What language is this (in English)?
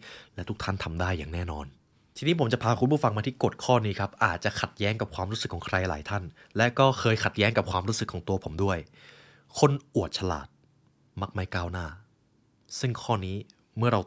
Thai